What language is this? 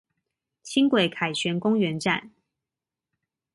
Chinese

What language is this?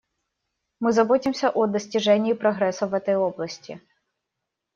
Russian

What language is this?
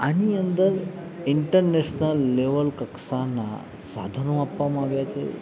Gujarati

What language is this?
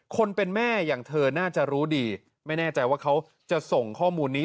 Thai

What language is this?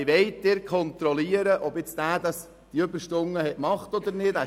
Swiss German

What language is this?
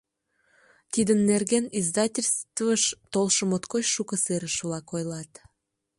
Mari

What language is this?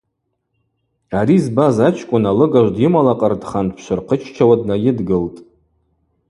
Abaza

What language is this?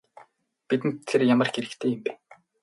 Mongolian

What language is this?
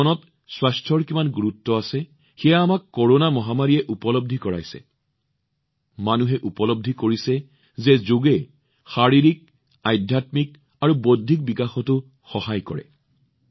Assamese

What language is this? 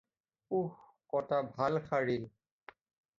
Assamese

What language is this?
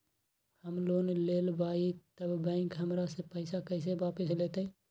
Magahi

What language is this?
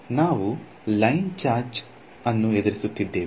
Kannada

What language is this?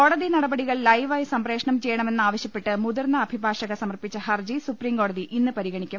Malayalam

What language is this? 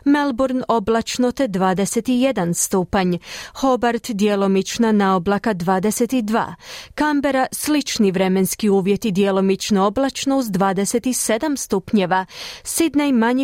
Croatian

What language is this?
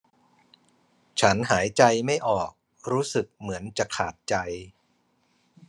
Thai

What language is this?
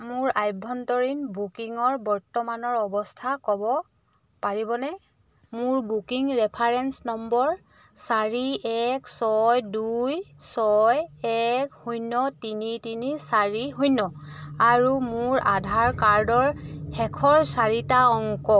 Assamese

